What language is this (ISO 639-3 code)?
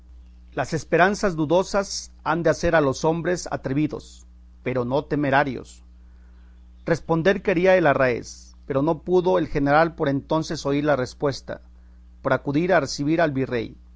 spa